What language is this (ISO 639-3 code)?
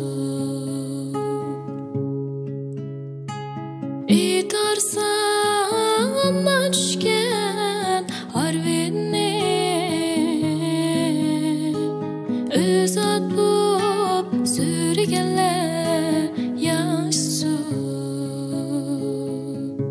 tur